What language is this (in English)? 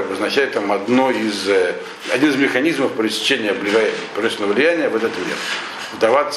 Russian